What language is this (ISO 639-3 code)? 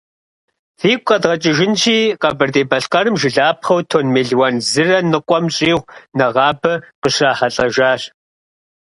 kbd